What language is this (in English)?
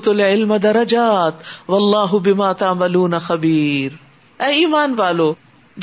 Urdu